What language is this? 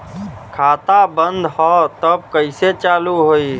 Bhojpuri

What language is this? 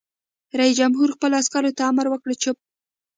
Pashto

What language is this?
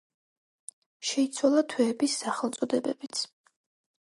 Georgian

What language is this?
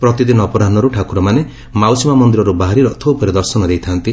Odia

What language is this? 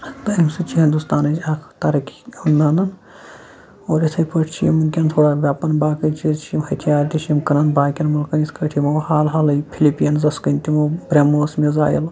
Kashmiri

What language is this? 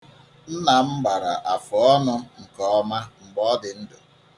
Igbo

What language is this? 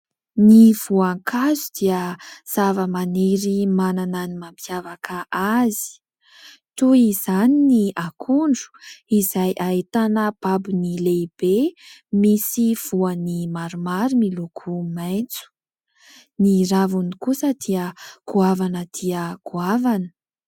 Malagasy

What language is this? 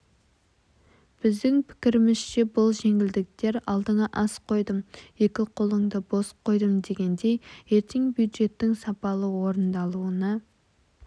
Kazakh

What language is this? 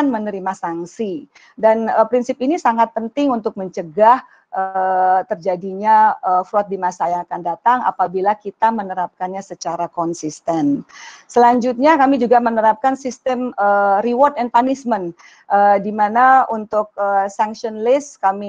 Indonesian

